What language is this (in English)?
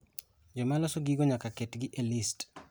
Luo (Kenya and Tanzania)